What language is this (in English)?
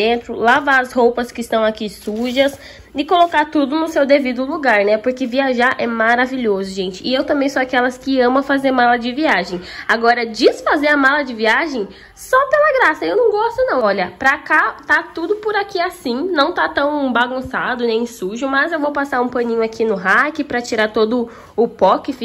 Portuguese